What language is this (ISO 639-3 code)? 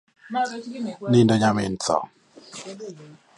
luo